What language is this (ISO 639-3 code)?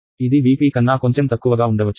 tel